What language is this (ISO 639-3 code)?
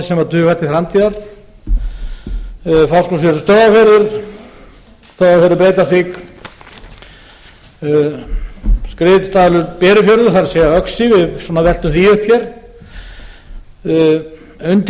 isl